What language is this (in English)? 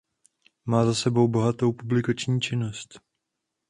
Czech